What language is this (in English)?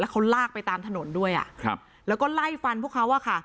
Thai